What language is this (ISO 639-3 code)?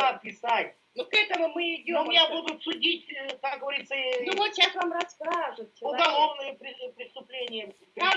rus